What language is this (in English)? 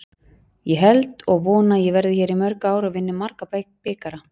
Icelandic